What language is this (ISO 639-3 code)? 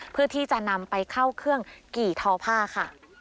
tha